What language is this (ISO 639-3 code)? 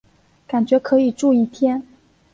zho